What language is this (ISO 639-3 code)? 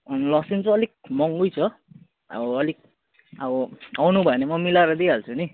nep